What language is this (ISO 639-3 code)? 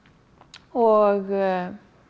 isl